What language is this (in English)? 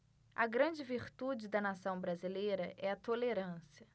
Portuguese